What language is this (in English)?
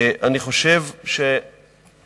Hebrew